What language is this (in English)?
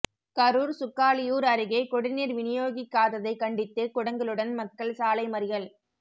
Tamil